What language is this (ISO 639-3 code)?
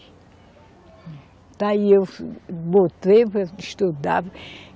por